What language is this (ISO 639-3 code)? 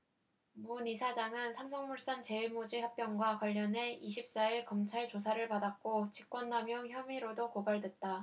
kor